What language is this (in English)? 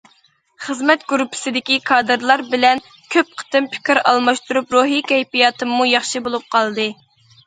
Uyghur